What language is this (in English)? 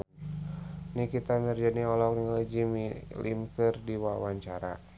Sundanese